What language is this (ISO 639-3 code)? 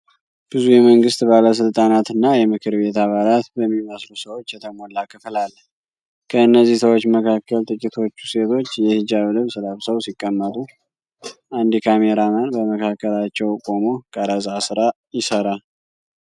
amh